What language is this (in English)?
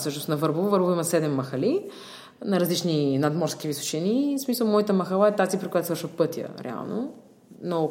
Bulgarian